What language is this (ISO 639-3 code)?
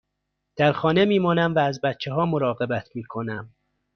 fas